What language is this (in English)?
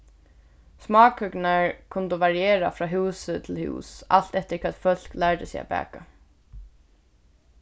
Faroese